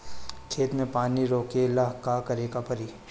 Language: Bhojpuri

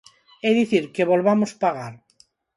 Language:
Galician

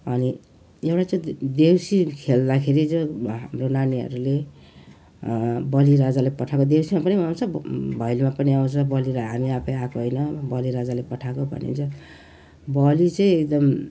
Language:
Nepali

